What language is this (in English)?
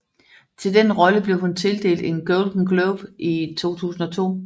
Danish